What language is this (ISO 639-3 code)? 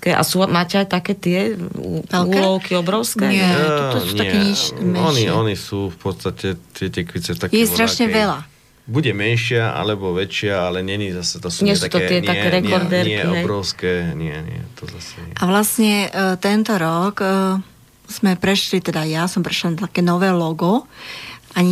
slk